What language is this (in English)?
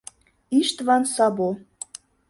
Mari